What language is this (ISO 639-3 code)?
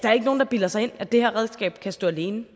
dan